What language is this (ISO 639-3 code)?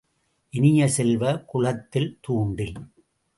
tam